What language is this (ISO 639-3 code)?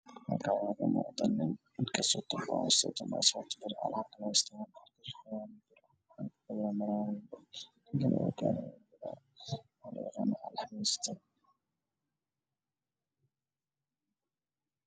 som